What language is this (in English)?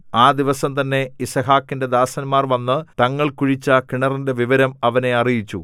Malayalam